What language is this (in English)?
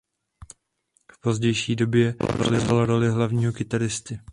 Czech